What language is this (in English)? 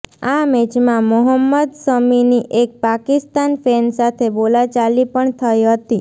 Gujarati